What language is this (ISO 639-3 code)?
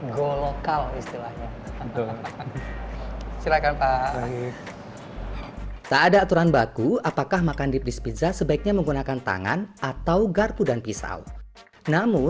ind